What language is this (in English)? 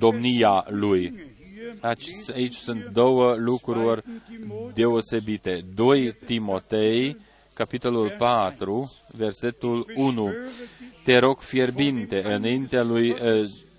Romanian